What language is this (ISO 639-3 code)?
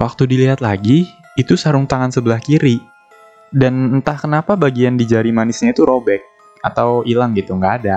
ind